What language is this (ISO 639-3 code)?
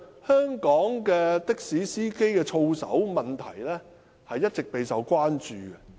yue